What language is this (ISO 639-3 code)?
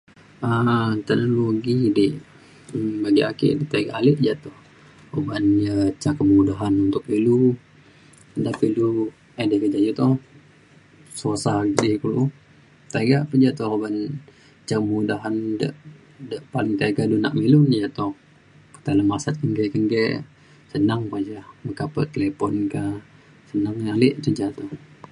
xkl